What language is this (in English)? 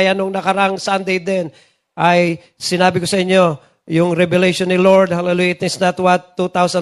Filipino